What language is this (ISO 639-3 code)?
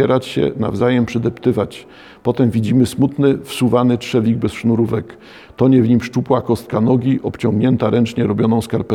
pol